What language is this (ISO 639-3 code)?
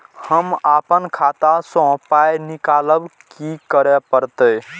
mai